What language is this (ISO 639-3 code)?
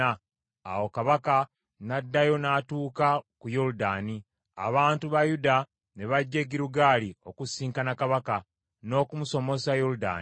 lug